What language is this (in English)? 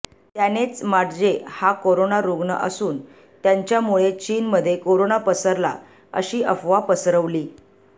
Marathi